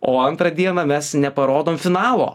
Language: Lithuanian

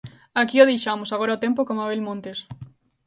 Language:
Galician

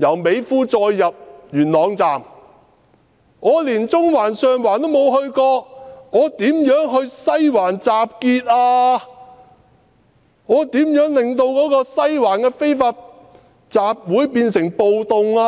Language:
Cantonese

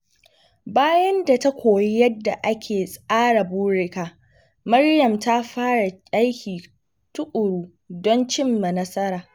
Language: Hausa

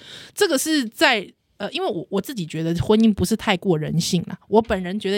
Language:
Chinese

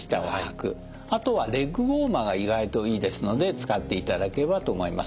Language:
Japanese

